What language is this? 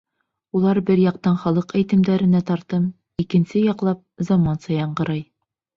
Bashkir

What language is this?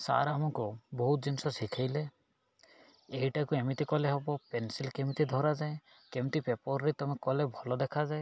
Odia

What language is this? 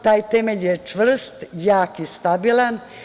Serbian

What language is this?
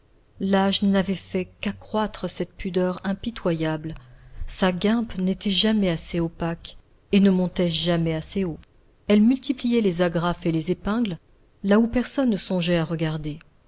French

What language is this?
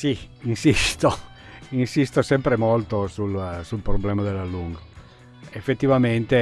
Italian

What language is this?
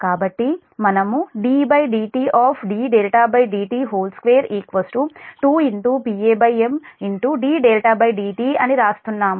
Telugu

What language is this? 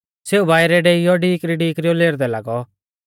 Mahasu Pahari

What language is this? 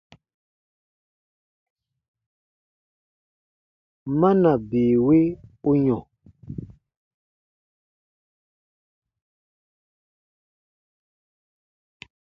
Baatonum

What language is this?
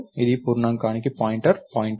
Telugu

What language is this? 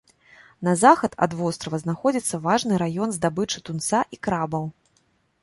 Belarusian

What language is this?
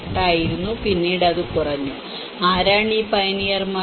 Malayalam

